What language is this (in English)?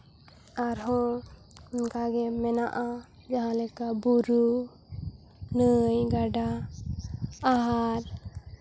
Santali